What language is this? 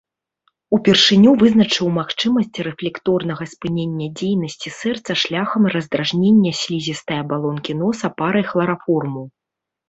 Belarusian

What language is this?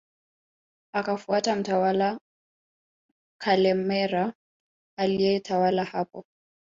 Swahili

